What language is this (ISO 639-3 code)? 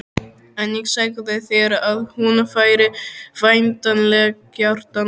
isl